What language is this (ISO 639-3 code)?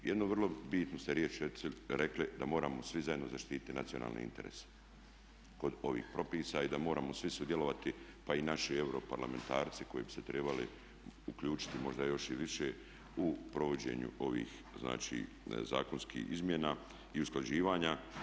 hrv